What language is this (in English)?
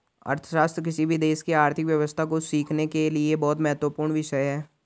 Hindi